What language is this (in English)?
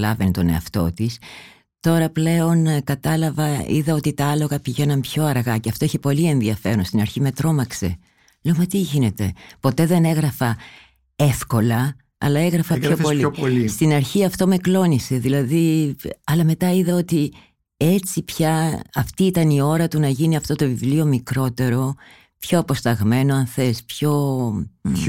Greek